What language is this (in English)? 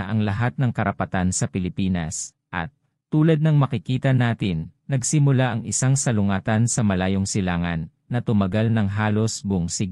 Filipino